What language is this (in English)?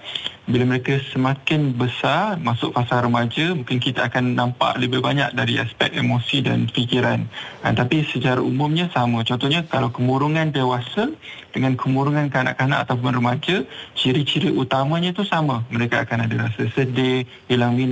Malay